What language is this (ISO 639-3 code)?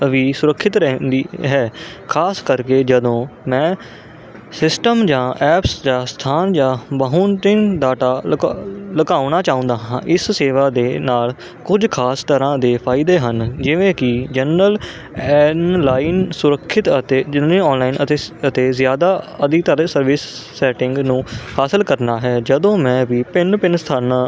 pan